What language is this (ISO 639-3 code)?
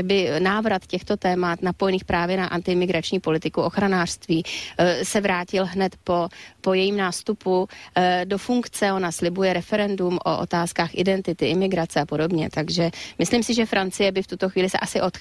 ces